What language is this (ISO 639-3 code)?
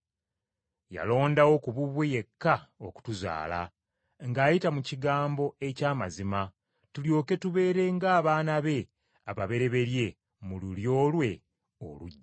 lug